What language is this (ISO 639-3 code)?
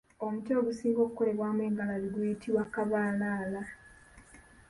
lug